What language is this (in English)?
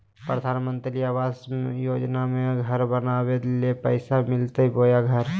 Magahi